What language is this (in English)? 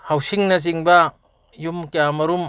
Manipuri